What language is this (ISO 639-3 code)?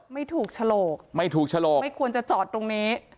tha